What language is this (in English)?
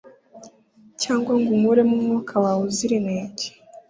Kinyarwanda